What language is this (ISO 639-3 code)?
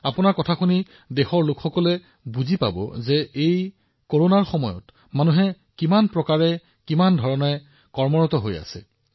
asm